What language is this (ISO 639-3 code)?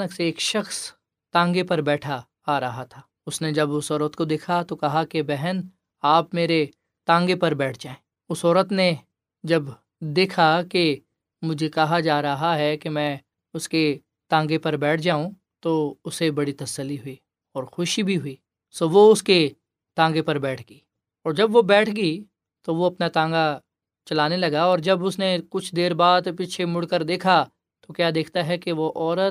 urd